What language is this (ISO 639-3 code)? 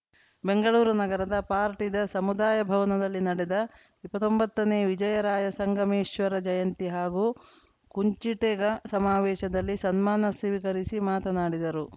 kan